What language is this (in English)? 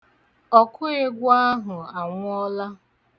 Igbo